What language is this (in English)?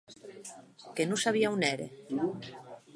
Occitan